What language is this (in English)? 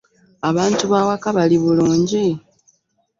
Ganda